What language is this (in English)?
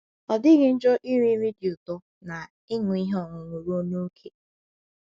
Igbo